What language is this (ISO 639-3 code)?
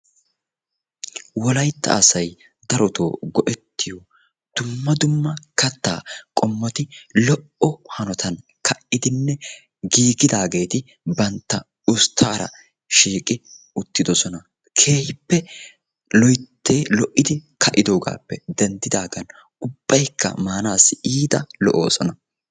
wal